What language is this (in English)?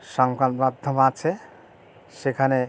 Bangla